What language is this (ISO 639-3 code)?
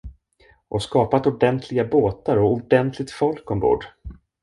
swe